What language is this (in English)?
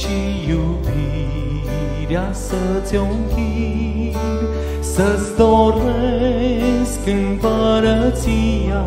Romanian